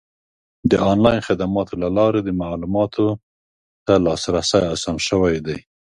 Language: Pashto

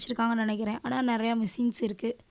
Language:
Tamil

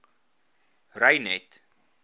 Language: Afrikaans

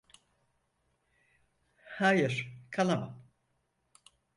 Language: Turkish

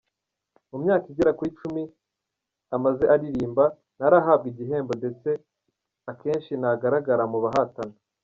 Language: Kinyarwanda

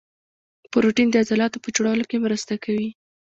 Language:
Pashto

